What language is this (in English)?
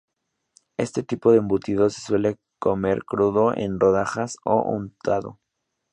Spanish